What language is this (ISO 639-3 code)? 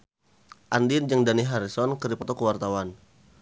sun